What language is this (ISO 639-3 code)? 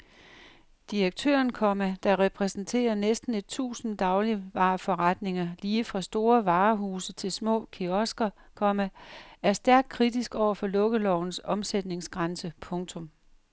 dan